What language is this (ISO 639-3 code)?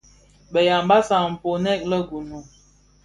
ksf